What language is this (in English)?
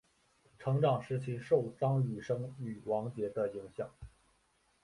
Chinese